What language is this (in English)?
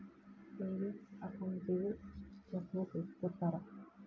Kannada